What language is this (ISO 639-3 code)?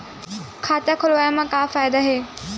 hne